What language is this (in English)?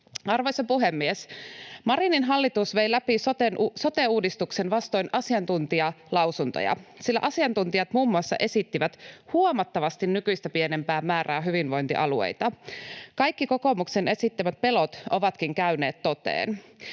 Finnish